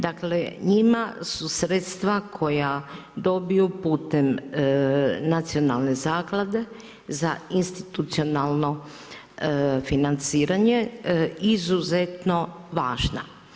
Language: Croatian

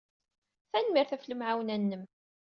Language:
Kabyle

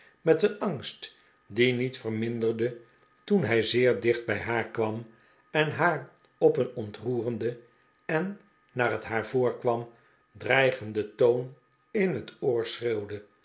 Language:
Dutch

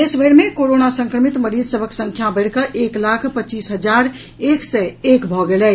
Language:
Maithili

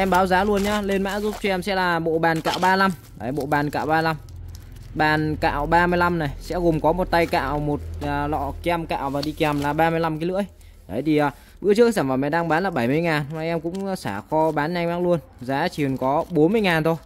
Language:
Vietnamese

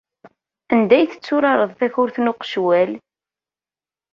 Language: Kabyle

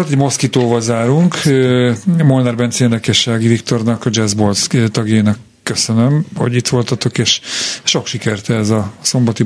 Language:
Hungarian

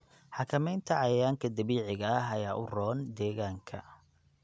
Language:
Somali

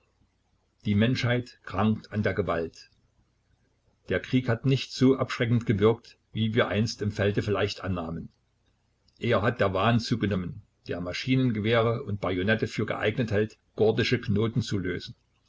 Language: German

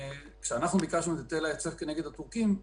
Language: Hebrew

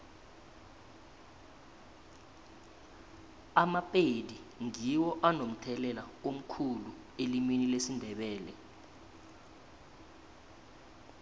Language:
South Ndebele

